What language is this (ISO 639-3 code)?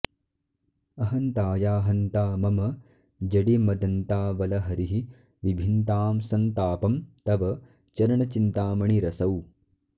san